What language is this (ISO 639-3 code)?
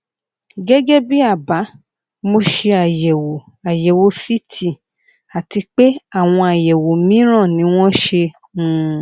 yor